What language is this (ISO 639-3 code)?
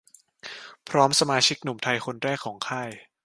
tha